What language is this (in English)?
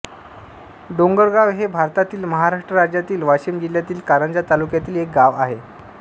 Marathi